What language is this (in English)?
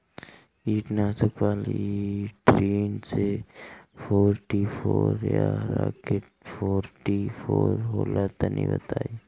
Bhojpuri